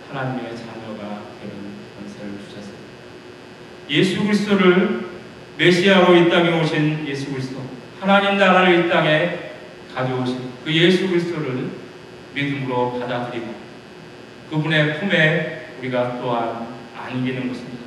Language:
Korean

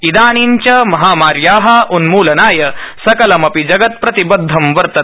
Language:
Sanskrit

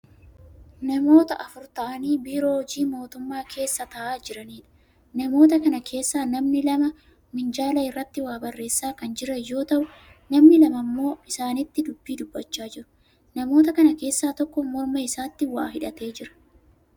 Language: Oromo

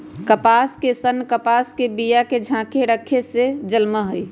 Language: Magahi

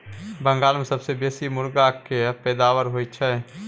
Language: Maithili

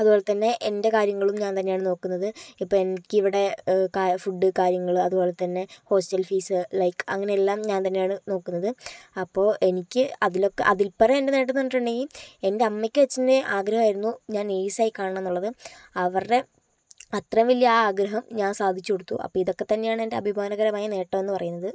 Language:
Malayalam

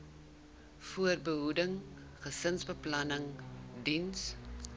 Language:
Afrikaans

